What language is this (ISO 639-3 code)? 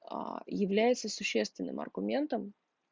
rus